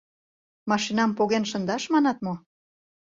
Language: Mari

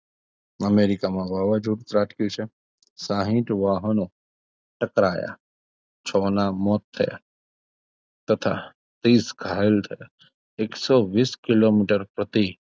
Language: Gujarati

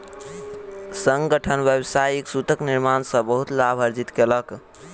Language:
Maithili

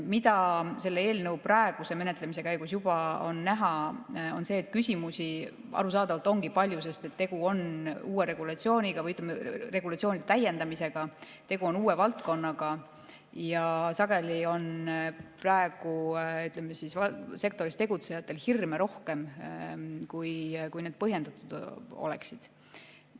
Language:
Estonian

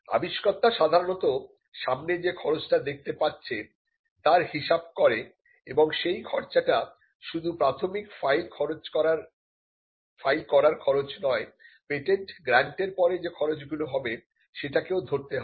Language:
Bangla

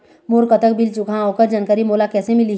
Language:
Chhattisgarhi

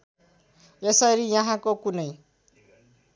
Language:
Nepali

